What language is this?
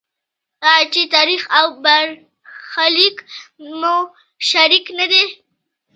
Pashto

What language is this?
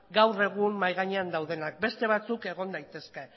Basque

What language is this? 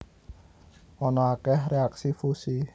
Javanese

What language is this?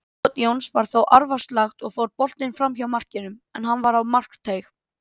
Icelandic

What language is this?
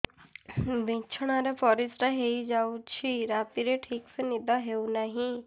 Odia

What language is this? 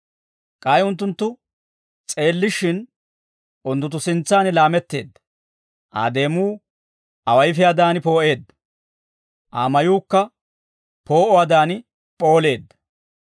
Dawro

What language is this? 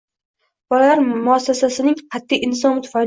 Uzbek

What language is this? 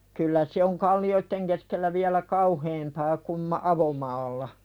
Finnish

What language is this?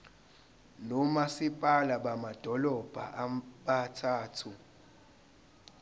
Zulu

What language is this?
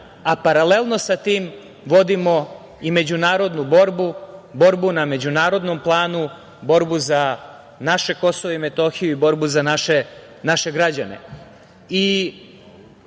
Serbian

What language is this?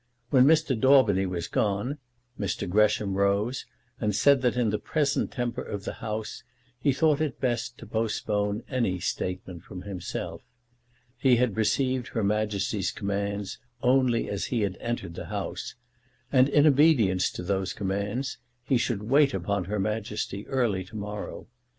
English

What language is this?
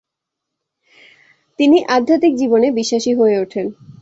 Bangla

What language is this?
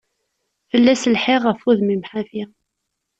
Kabyle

